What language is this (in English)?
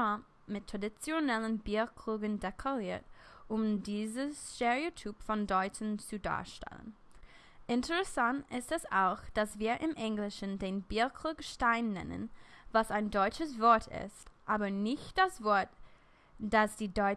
German